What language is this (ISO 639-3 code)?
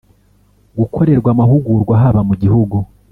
kin